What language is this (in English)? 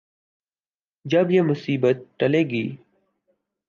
Urdu